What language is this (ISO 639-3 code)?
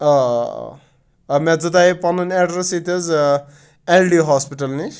kas